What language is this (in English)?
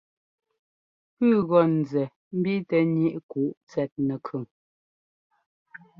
Ngomba